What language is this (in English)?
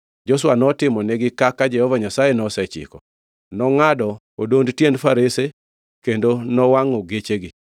Luo (Kenya and Tanzania)